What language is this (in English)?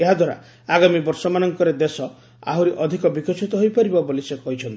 Odia